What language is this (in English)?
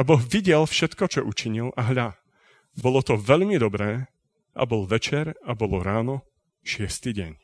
Slovak